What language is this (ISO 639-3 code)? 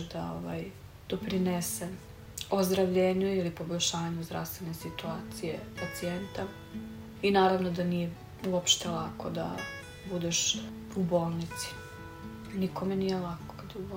hrv